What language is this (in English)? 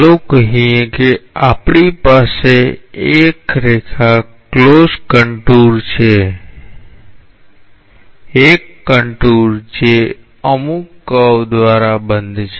Gujarati